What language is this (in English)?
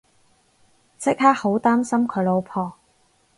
Cantonese